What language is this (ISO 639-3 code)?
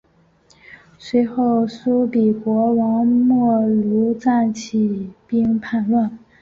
zho